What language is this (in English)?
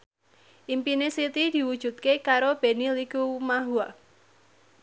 Javanese